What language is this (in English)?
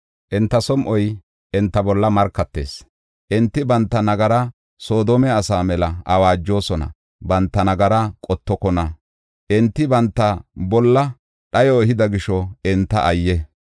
Gofa